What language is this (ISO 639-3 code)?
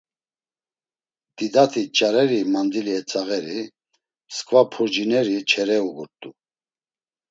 lzz